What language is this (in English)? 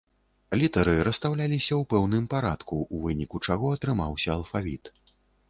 Belarusian